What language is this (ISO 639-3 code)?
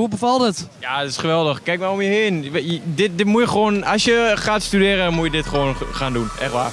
nld